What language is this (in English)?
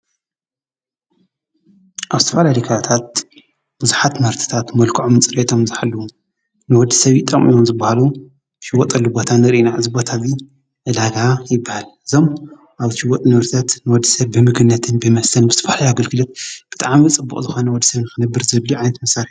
Tigrinya